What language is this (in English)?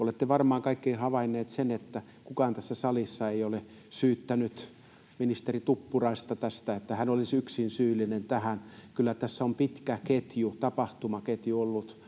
Finnish